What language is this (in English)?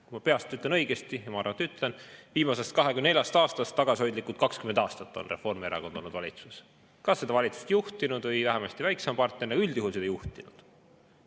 Estonian